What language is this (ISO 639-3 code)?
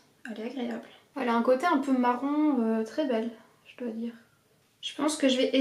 fra